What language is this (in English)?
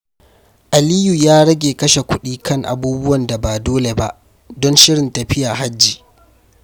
Hausa